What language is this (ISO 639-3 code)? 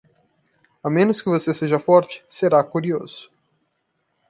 por